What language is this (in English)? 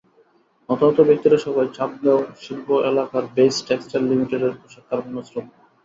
Bangla